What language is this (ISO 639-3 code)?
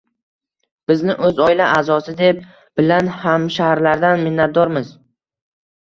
uzb